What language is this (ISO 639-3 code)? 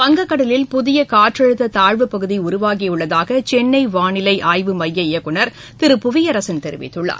tam